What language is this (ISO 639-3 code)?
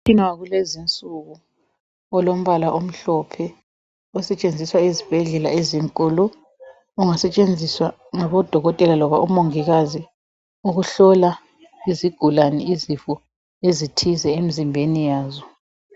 nde